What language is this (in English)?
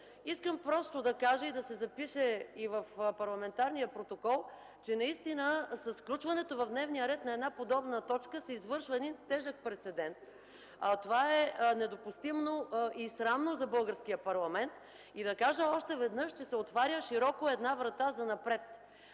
Bulgarian